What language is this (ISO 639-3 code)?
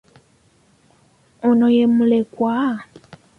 lug